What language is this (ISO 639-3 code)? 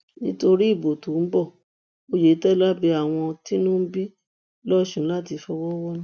yor